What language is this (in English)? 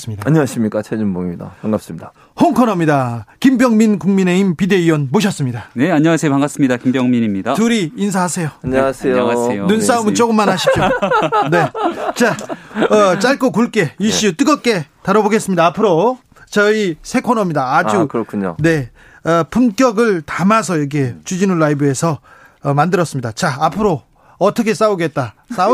Korean